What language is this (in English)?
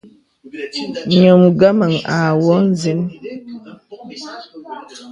Bebele